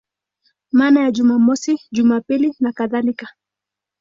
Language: Swahili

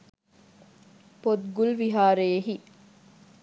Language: Sinhala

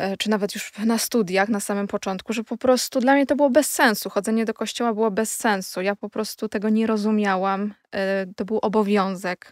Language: Polish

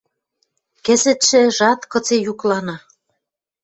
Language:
Western Mari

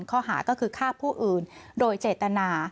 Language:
Thai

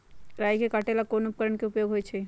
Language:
Magahi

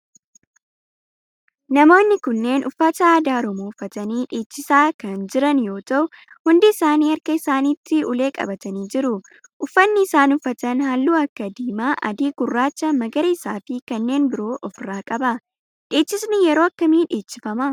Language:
Oromo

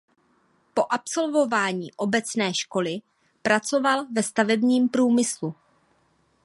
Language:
Czech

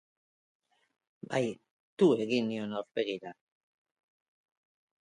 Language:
Basque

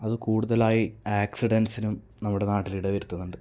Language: Malayalam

